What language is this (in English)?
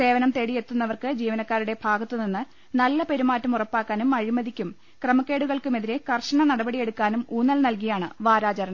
Malayalam